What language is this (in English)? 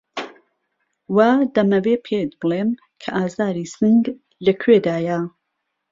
Central Kurdish